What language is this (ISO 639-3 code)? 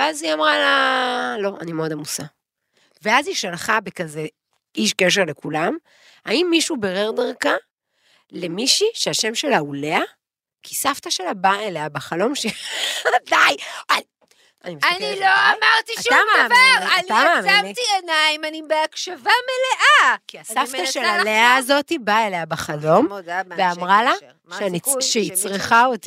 heb